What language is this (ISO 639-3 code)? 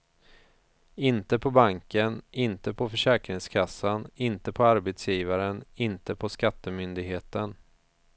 swe